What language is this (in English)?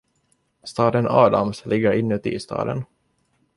Swedish